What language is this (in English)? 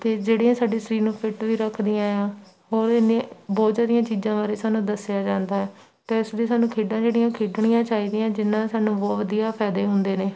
Punjabi